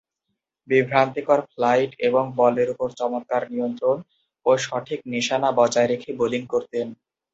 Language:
Bangla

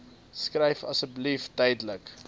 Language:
Afrikaans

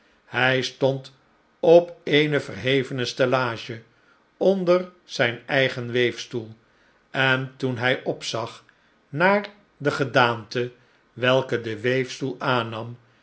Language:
Dutch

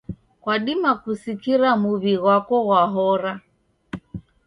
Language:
Taita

